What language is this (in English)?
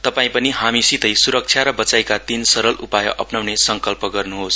Nepali